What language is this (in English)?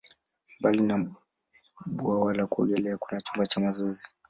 Swahili